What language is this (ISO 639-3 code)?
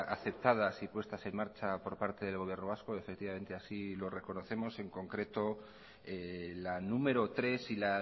spa